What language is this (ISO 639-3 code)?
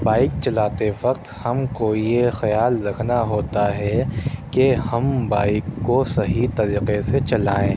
urd